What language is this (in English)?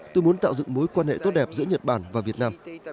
Vietnamese